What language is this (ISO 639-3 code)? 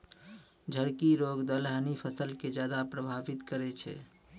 mai